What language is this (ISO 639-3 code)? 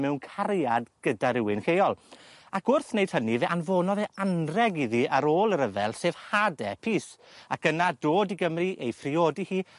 cym